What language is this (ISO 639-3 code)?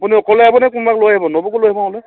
asm